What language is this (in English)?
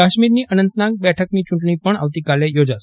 Gujarati